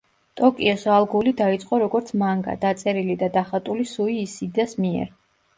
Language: Georgian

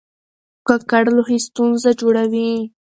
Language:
Pashto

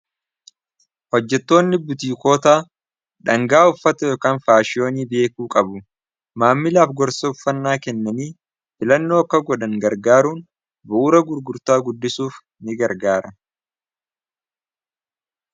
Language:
Oromo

